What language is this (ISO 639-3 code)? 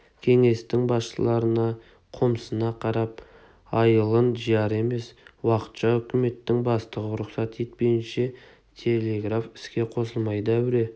kaz